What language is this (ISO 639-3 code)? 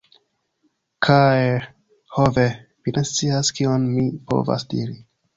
epo